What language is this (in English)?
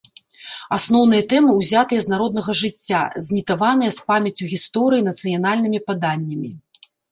Belarusian